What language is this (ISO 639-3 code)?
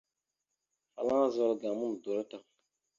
mxu